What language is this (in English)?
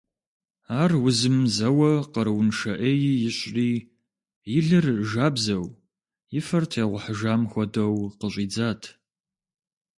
Kabardian